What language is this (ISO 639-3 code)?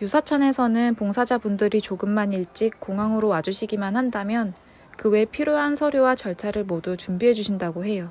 kor